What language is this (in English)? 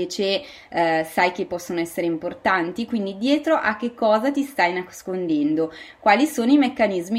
Italian